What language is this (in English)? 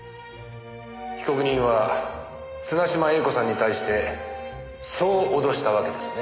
Japanese